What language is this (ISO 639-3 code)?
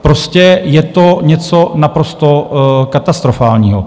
ces